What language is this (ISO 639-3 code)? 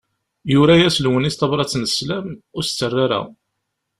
kab